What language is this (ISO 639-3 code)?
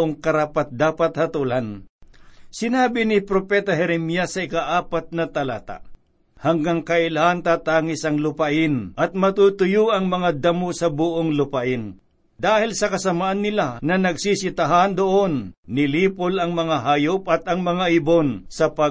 fil